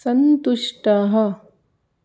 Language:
Sanskrit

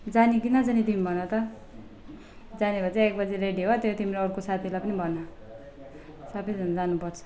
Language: Nepali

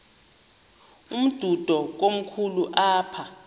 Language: Xhosa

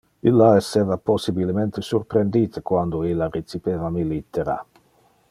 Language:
Interlingua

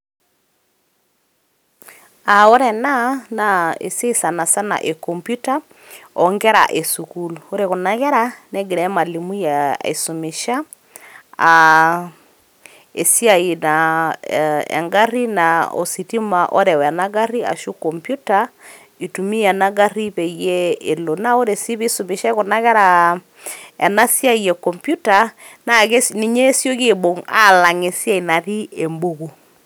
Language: Masai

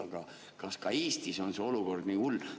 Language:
Estonian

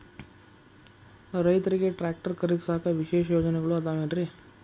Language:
Kannada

